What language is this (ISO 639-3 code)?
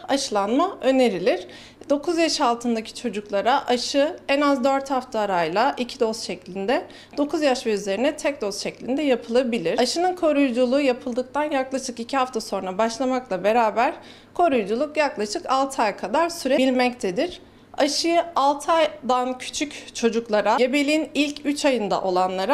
tur